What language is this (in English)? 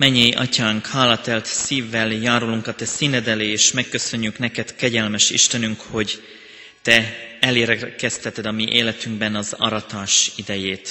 Hungarian